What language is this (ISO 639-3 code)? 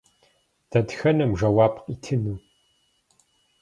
kbd